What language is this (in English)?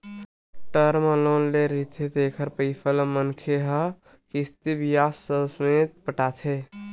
Chhattisgarhi